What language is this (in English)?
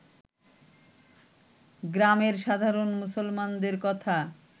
Bangla